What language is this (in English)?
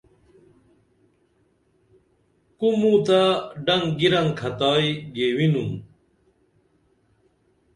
Dameli